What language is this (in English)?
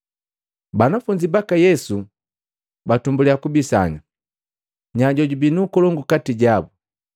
Matengo